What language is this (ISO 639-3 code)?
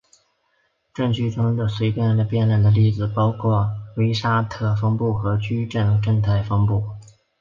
zho